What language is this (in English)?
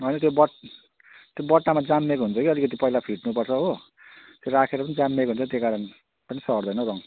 Nepali